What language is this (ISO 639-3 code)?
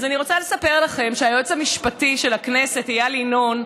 heb